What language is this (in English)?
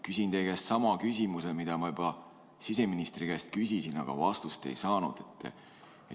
Estonian